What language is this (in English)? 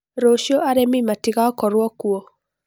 Kikuyu